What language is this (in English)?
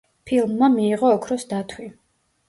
Georgian